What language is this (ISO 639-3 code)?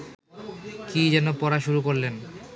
ben